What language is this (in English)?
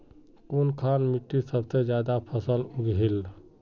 Magahi